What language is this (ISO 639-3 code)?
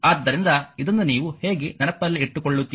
kan